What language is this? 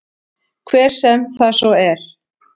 Icelandic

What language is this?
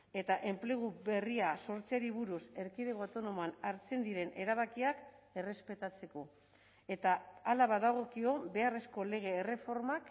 Basque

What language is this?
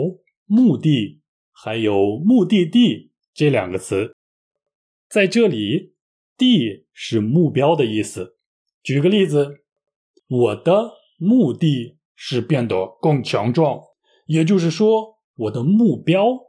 Chinese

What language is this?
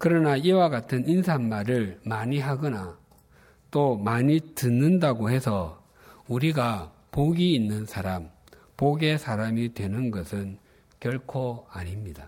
Korean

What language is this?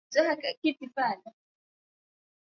Swahili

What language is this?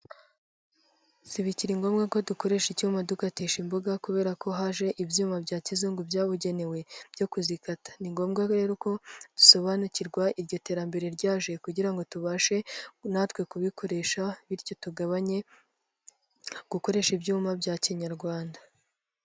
Kinyarwanda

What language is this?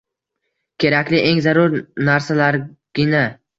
Uzbek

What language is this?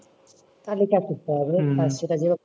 Bangla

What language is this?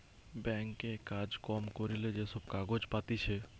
Bangla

